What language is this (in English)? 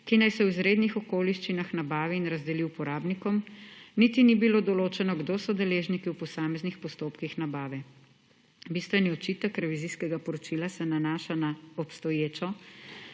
Slovenian